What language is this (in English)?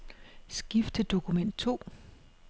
Danish